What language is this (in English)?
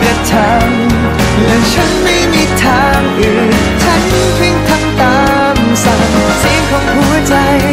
Thai